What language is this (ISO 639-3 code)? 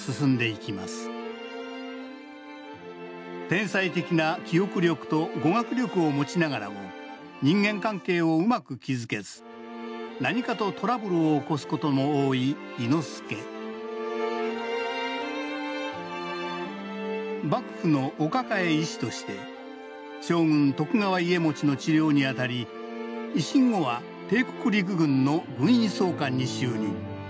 jpn